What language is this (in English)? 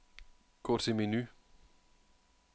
Danish